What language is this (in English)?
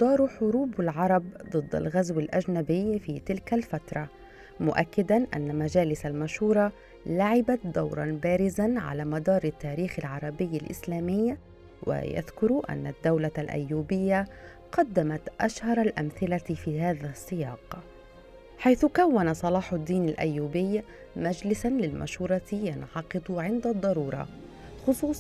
Arabic